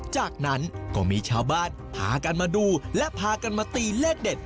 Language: Thai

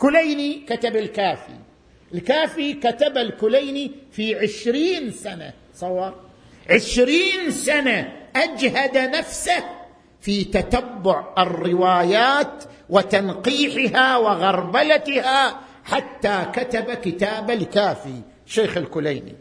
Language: Arabic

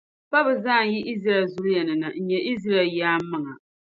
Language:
Dagbani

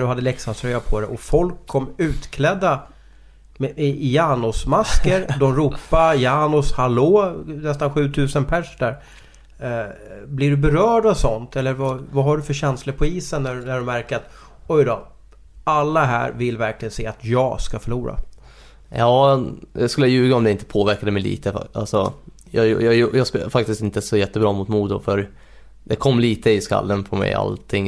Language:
Swedish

